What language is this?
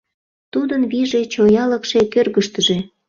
Mari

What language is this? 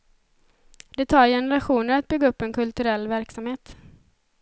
Swedish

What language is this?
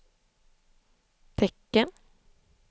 Swedish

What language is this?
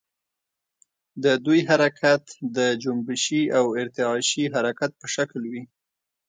Pashto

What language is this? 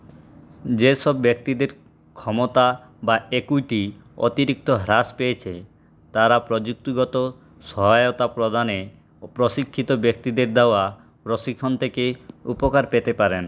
Bangla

